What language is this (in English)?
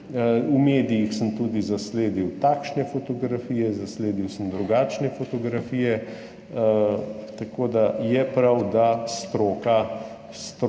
Slovenian